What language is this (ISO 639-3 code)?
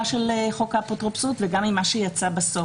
heb